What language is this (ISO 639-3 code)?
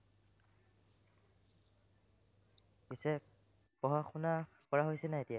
asm